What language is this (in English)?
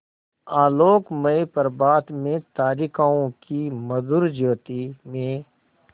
Hindi